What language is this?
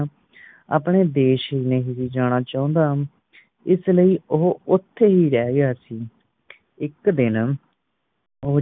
Punjabi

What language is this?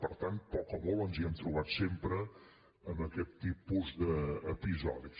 Catalan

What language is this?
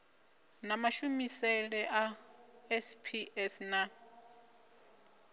Venda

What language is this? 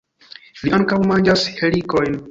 Esperanto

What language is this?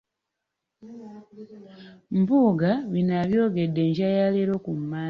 Ganda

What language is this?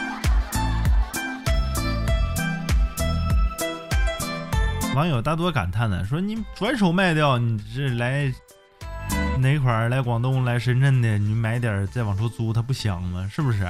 Chinese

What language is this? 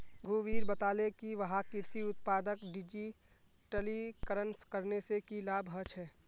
Magahi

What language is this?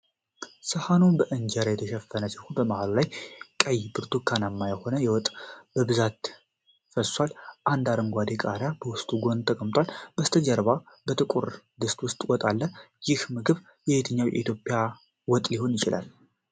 Amharic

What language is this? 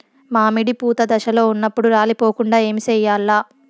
Telugu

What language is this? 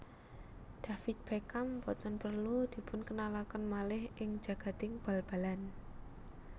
Javanese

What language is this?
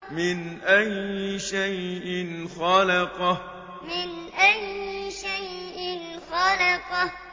Arabic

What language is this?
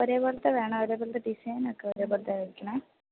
Malayalam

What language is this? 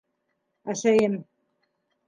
Bashkir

